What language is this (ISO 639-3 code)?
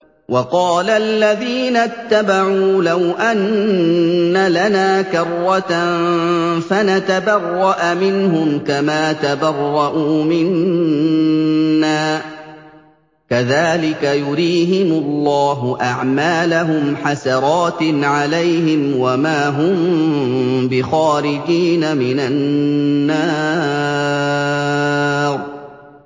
ara